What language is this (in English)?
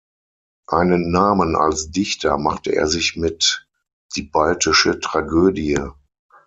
German